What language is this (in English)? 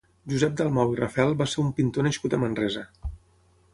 Catalan